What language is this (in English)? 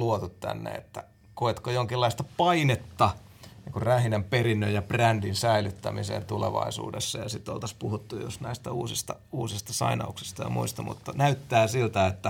Finnish